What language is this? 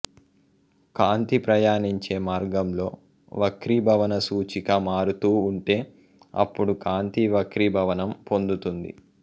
Telugu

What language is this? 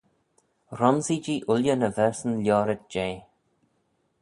Manx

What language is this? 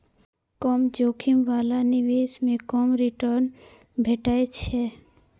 Maithili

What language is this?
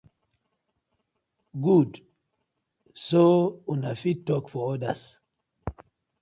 Nigerian Pidgin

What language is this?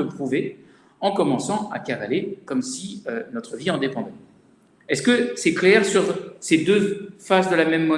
French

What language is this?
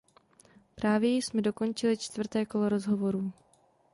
Czech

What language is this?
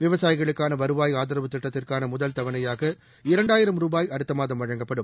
Tamil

